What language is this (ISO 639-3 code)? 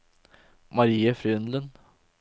nor